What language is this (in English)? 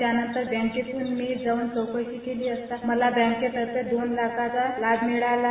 Marathi